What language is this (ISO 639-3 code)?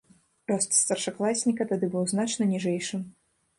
bel